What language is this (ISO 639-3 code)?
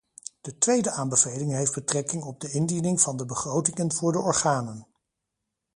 nld